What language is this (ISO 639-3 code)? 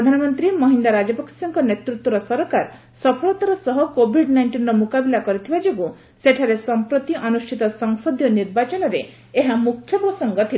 ori